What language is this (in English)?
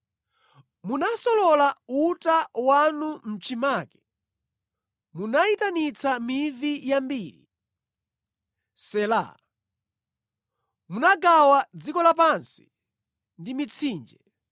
Nyanja